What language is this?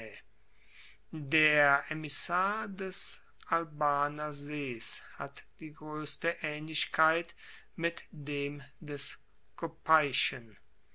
German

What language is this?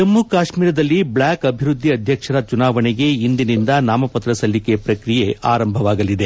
Kannada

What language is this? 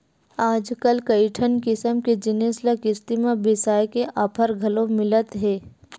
Chhattisgarhi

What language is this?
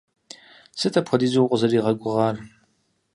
Kabardian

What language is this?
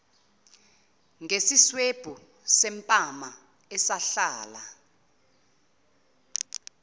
Zulu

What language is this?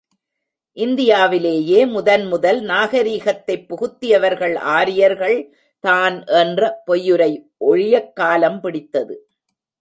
Tamil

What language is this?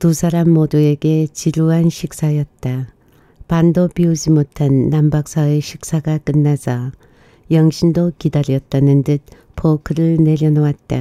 Korean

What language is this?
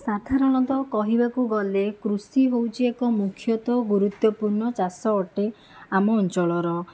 Odia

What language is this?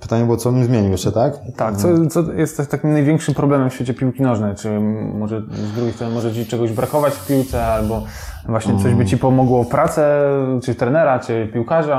Polish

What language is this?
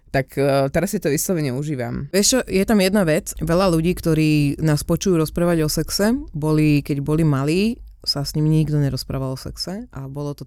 Slovak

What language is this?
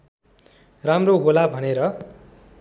Nepali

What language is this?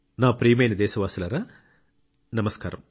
Telugu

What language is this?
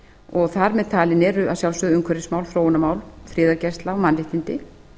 Icelandic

